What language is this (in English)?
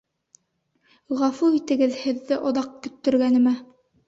Bashkir